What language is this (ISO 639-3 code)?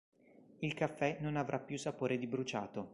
ita